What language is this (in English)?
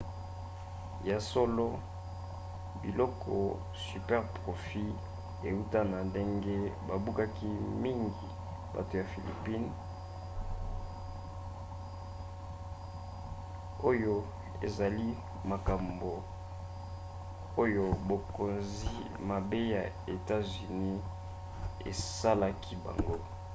Lingala